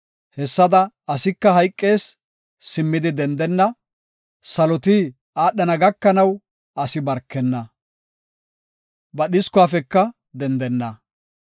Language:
Gofa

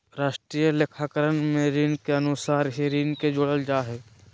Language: Magahi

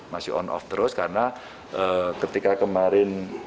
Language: Indonesian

